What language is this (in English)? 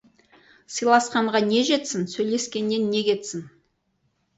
Kazakh